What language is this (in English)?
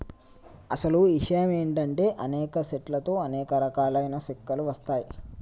Telugu